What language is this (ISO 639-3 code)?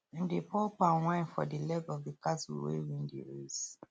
pcm